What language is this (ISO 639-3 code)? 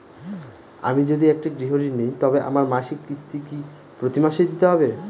ben